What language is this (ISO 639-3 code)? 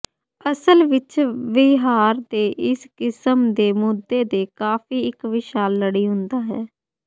pan